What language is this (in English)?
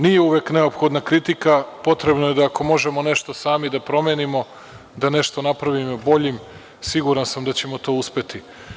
Serbian